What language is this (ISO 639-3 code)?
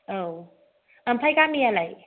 brx